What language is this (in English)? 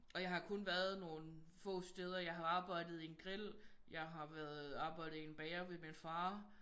Danish